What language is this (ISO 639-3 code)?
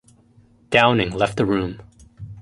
eng